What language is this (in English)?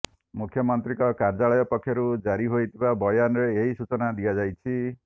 Odia